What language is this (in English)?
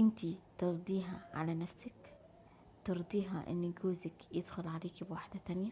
Arabic